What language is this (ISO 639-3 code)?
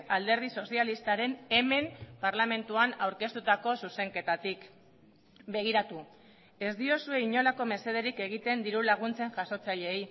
eus